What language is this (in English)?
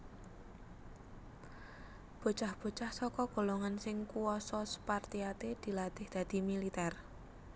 Javanese